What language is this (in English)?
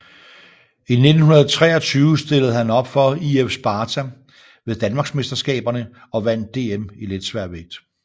Danish